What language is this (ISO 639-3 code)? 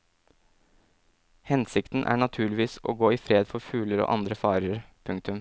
nor